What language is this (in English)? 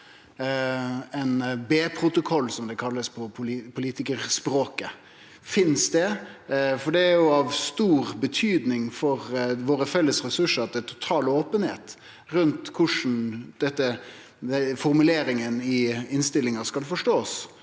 Norwegian